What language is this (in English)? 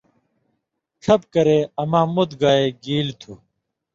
Indus Kohistani